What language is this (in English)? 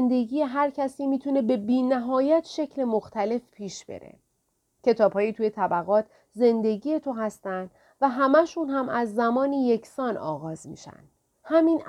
Persian